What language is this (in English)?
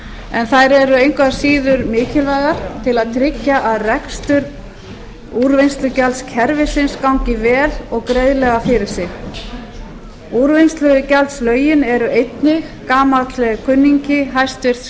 Icelandic